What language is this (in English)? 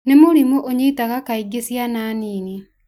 Kikuyu